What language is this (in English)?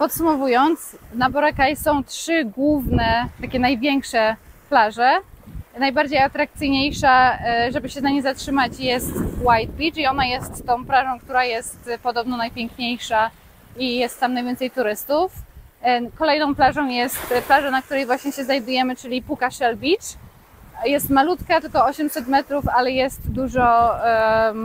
Polish